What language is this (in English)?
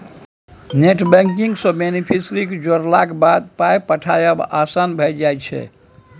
Maithili